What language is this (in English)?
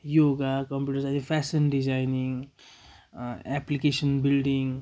Nepali